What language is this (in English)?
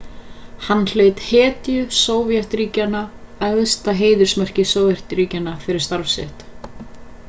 Icelandic